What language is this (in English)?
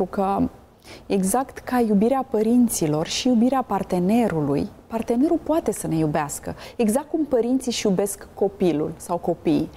Romanian